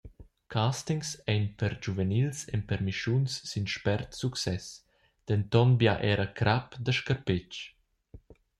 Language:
Romansh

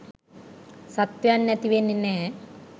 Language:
Sinhala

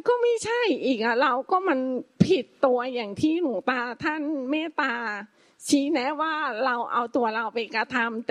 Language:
Thai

